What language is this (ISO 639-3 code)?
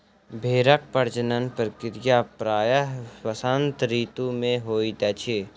mai